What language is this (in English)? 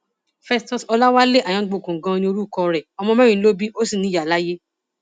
Yoruba